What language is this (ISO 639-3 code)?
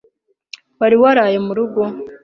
kin